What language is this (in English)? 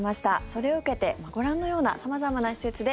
Japanese